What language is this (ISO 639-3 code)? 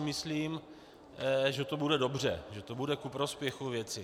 ces